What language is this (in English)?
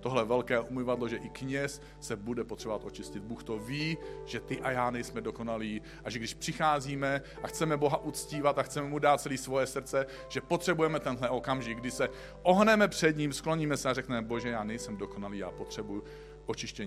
Czech